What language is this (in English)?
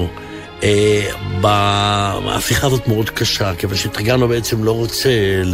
Hebrew